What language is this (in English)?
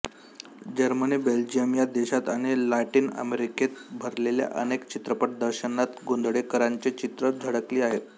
Marathi